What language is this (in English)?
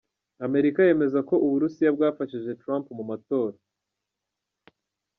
Kinyarwanda